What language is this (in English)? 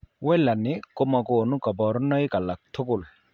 Kalenjin